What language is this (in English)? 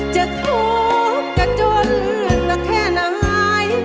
Thai